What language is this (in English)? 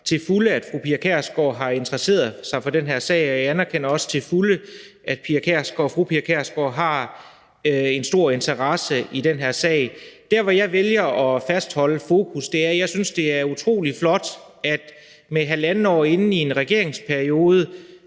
Danish